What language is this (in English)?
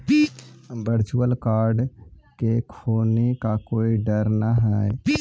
Magahi